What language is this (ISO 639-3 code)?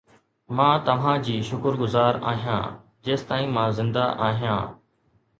snd